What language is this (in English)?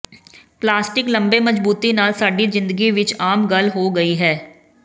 Punjabi